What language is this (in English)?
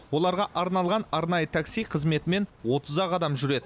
Kazakh